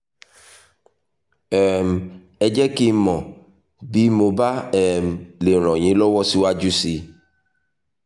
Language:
Yoruba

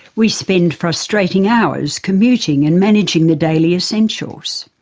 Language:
English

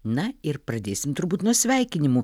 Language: Lithuanian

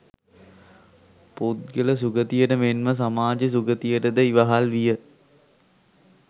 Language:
Sinhala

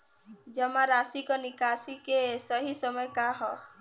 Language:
Bhojpuri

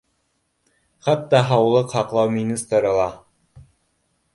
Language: Bashkir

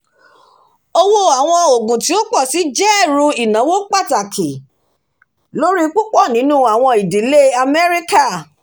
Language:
Yoruba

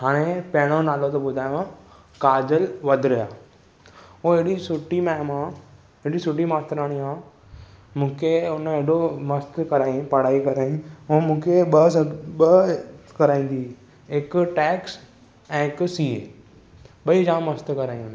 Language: Sindhi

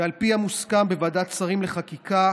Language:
Hebrew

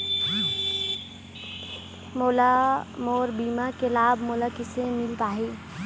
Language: Chhattisgarhi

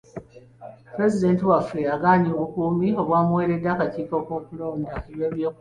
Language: Ganda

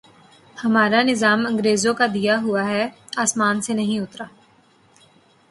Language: Urdu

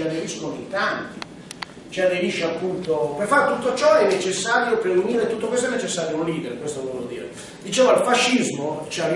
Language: Italian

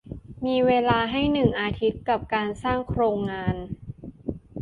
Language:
Thai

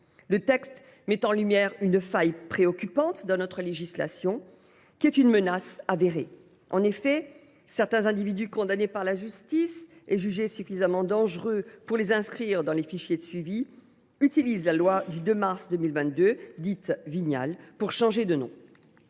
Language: French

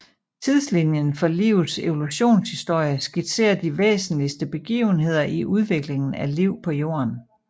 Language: Danish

